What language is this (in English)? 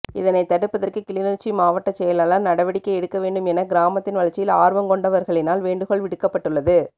Tamil